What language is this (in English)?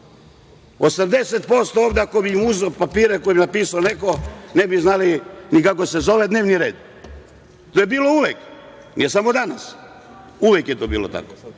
Serbian